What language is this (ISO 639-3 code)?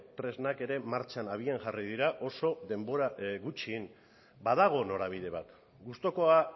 eus